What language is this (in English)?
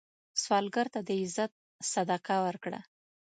Pashto